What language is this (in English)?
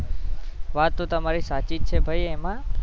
Gujarati